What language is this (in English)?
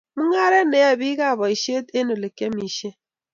Kalenjin